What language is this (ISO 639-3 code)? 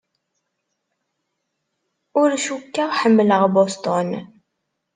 kab